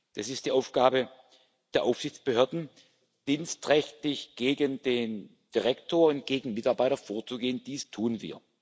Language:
German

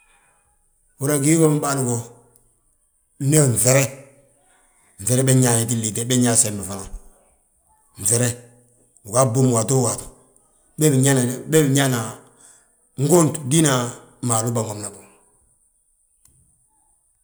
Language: Balanta-Ganja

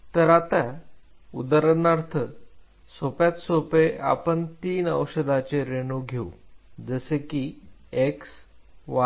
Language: Marathi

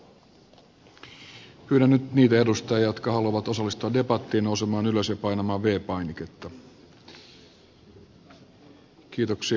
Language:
Finnish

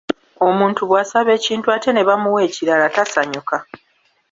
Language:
Ganda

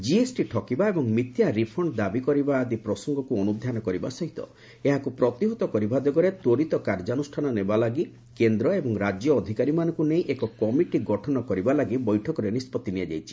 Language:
Odia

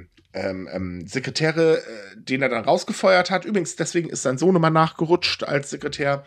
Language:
German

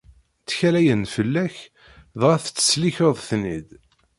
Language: Kabyle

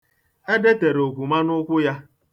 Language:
Igbo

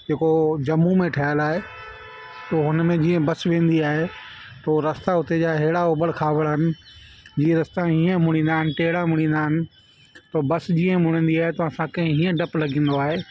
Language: Sindhi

